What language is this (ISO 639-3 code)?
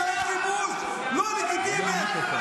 heb